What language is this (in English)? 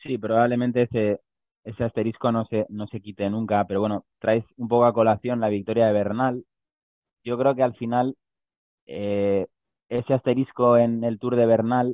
Spanish